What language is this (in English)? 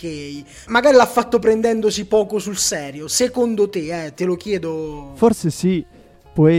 Italian